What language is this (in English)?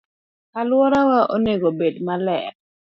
Luo (Kenya and Tanzania)